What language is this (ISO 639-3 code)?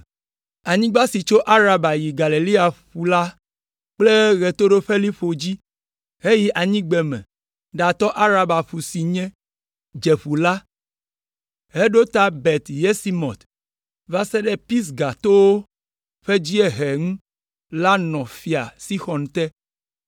ewe